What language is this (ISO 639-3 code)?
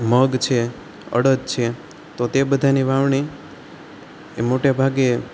guj